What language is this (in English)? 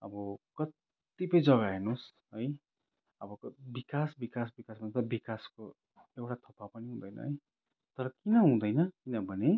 Nepali